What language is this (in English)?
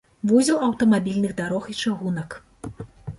Belarusian